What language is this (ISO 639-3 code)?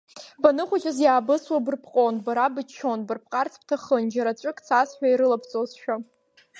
abk